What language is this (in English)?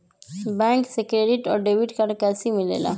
Magahi